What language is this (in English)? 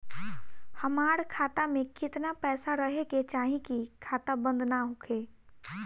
Bhojpuri